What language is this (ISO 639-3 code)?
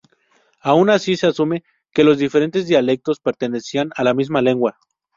spa